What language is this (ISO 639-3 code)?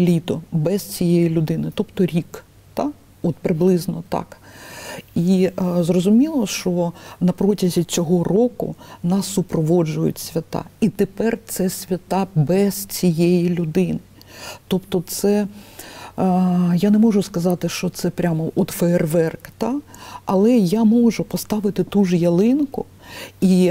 ukr